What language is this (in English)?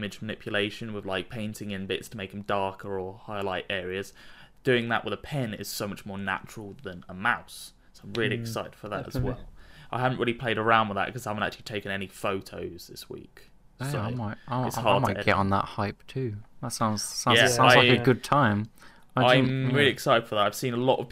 English